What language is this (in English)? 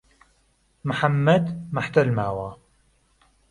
Central Kurdish